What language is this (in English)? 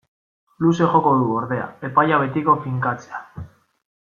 Basque